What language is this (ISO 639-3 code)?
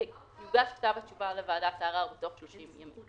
heb